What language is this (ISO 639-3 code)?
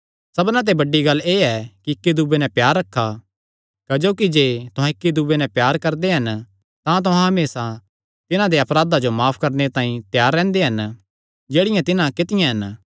xnr